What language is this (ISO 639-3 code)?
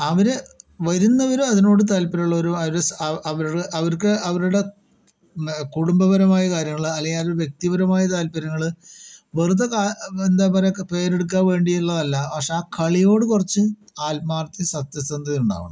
mal